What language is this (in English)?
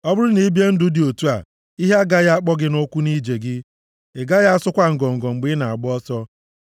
Igbo